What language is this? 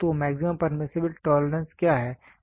Hindi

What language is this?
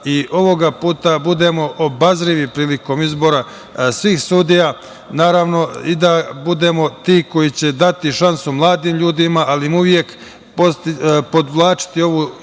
Serbian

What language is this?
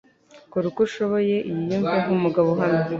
Kinyarwanda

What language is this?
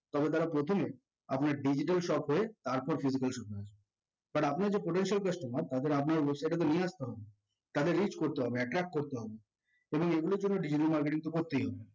Bangla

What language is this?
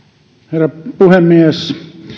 Finnish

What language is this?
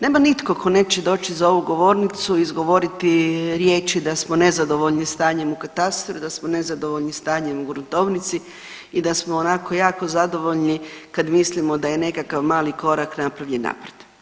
Croatian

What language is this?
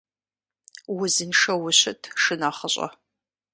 Kabardian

